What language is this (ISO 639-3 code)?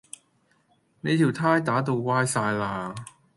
yue